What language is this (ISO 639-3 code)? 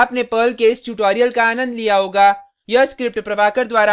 hin